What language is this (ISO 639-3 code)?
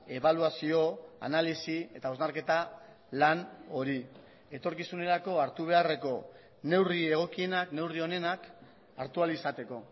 eus